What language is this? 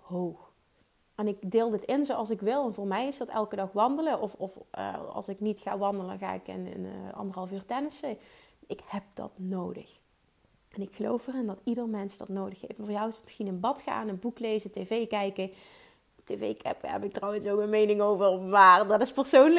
Dutch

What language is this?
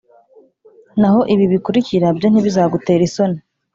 Kinyarwanda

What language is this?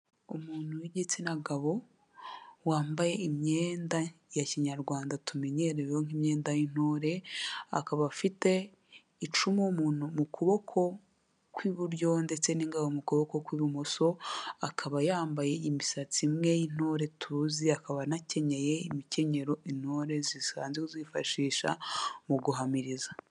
Kinyarwanda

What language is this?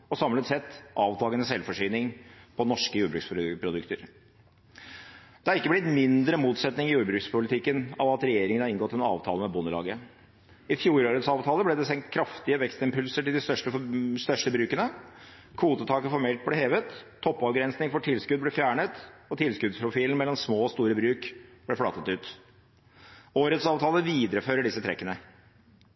Norwegian Bokmål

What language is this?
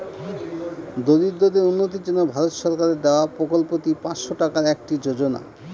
Bangla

